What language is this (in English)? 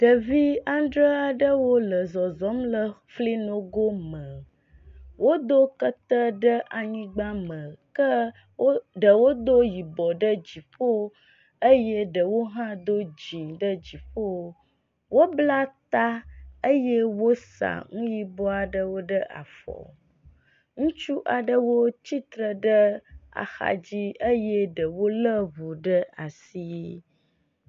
Ewe